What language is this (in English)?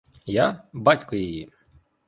Ukrainian